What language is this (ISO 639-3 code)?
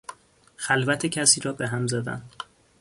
fas